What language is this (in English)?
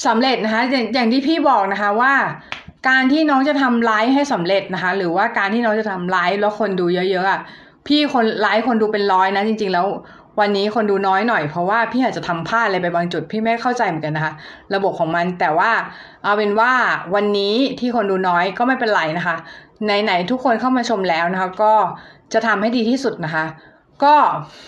Thai